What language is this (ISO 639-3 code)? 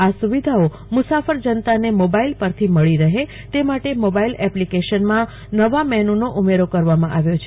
guj